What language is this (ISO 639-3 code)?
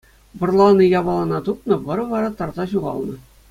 chv